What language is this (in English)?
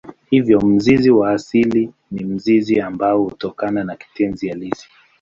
Swahili